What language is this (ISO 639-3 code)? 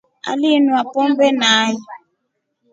rof